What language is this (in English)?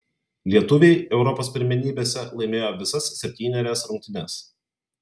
Lithuanian